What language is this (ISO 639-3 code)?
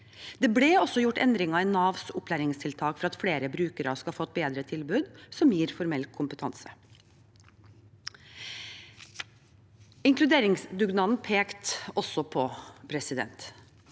nor